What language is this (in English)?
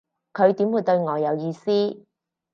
Cantonese